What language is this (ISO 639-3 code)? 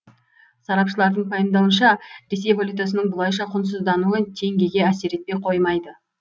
kaz